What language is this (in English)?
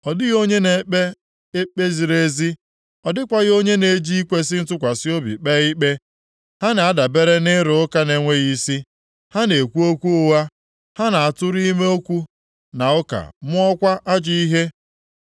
Igbo